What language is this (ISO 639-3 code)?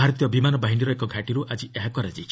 ori